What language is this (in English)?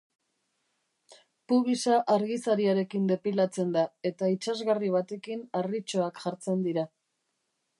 Basque